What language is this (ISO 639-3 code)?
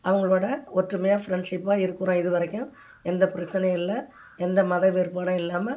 tam